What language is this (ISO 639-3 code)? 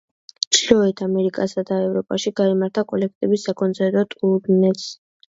kat